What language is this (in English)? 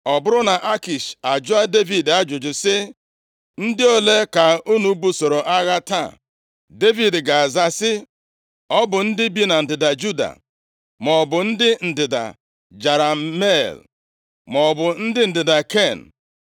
Igbo